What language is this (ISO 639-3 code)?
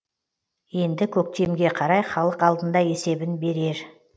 kaz